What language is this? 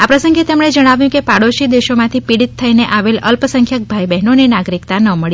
Gujarati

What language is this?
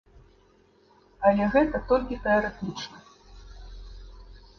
Belarusian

